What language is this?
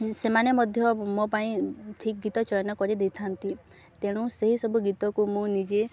Odia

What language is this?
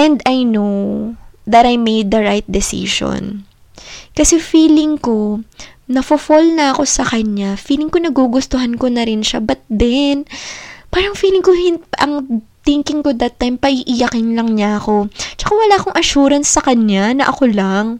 Filipino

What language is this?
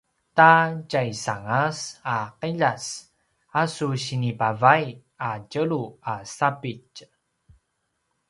Paiwan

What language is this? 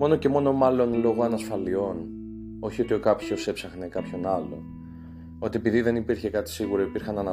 Greek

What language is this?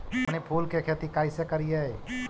Magahi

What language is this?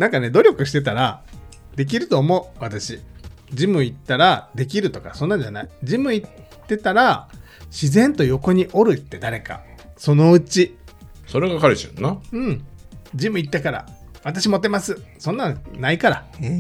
Japanese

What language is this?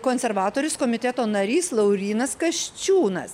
Lithuanian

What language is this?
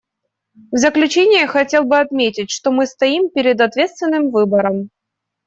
Russian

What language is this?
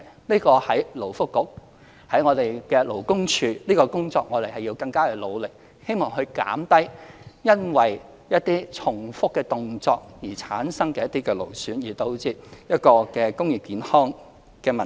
Cantonese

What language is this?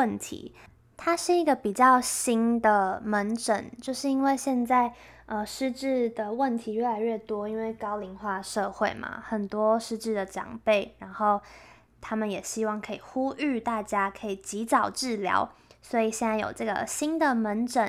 Chinese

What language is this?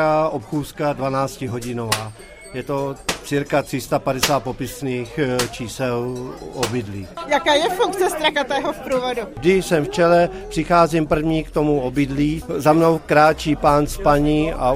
Czech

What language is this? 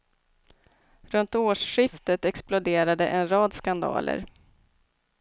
Swedish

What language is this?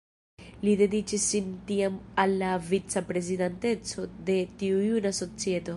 Esperanto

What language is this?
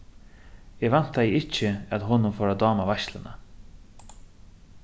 Faroese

